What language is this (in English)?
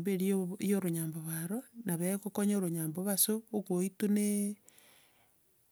Gusii